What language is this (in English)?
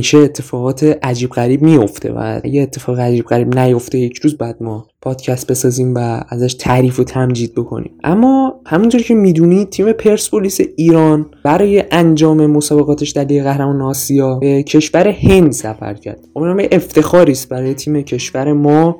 Persian